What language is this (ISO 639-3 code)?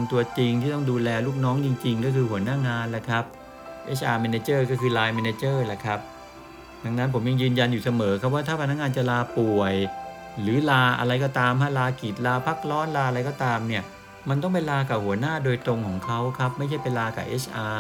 tha